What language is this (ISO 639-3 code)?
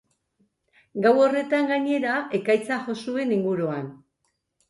eus